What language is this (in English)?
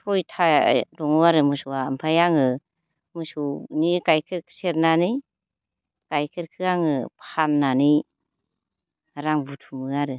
Bodo